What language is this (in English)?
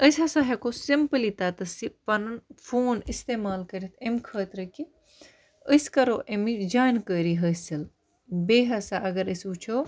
Kashmiri